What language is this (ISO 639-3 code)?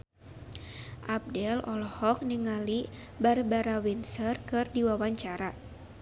sun